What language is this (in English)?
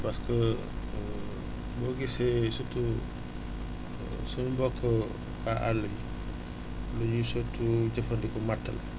Wolof